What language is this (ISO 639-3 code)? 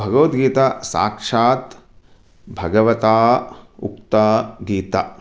san